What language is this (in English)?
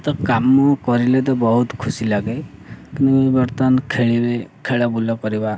Odia